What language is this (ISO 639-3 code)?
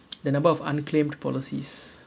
eng